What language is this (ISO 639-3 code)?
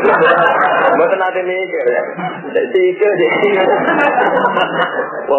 ind